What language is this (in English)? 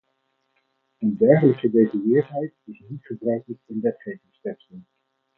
Dutch